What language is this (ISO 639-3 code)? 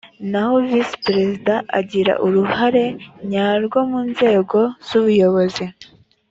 kin